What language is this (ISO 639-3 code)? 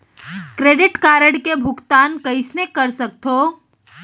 hne